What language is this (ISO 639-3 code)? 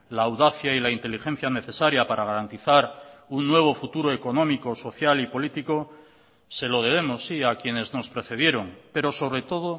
spa